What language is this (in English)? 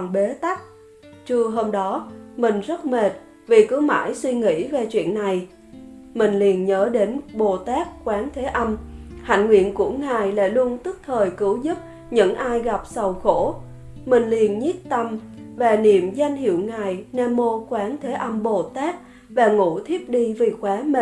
Vietnamese